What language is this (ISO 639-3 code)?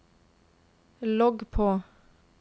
nor